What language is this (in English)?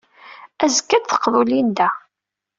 Kabyle